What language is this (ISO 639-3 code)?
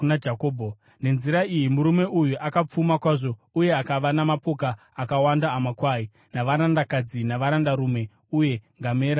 sna